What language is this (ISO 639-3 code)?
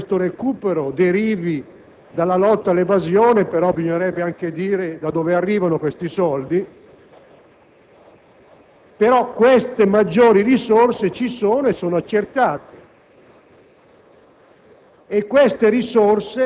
ita